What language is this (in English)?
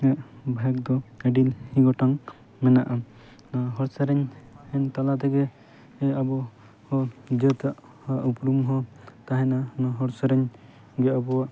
Santali